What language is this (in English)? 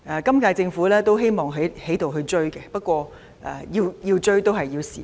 Cantonese